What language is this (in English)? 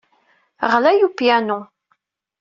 Kabyle